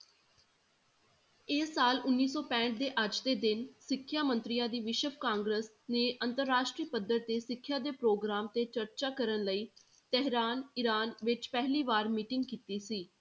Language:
Punjabi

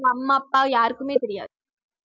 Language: Tamil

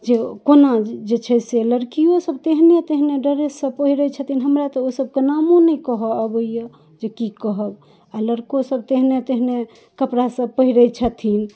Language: Maithili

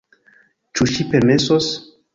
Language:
Esperanto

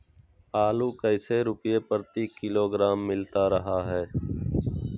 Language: Magahi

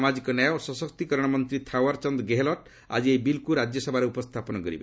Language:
Odia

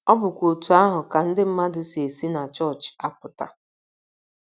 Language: Igbo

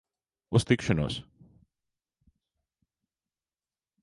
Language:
Latvian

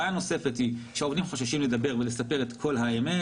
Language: Hebrew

